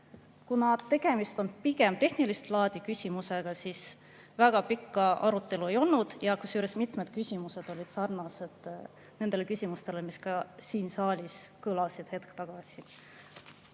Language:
Estonian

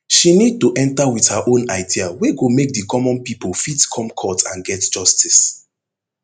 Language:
Nigerian Pidgin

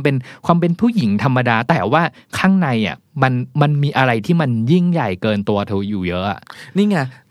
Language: Thai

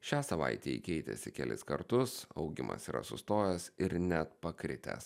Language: Lithuanian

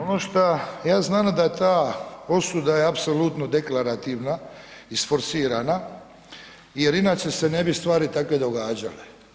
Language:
Croatian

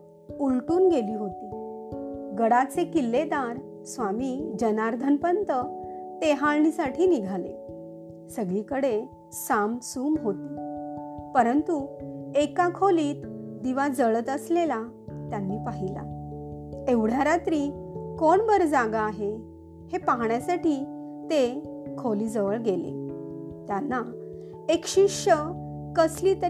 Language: Marathi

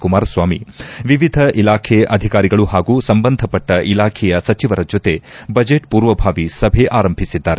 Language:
Kannada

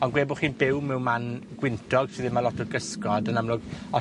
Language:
Welsh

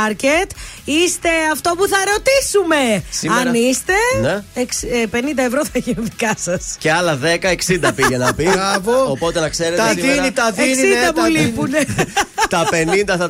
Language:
Greek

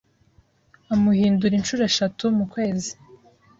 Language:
Kinyarwanda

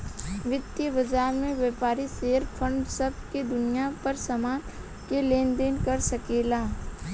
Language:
Bhojpuri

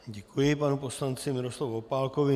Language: Czech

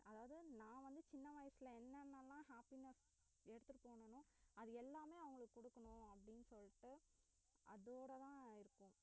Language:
Tamil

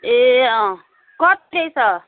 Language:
Nepali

